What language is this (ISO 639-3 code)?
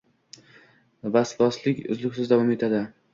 uzb